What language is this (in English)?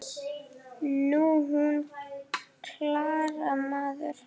Icelandic